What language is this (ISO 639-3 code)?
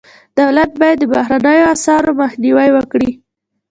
pus